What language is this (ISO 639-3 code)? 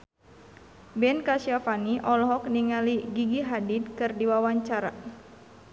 sun